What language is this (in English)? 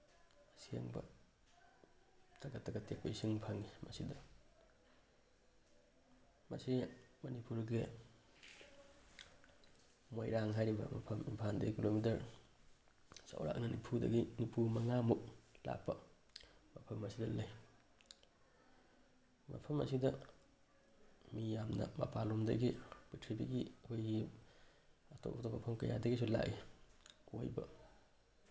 Manipuri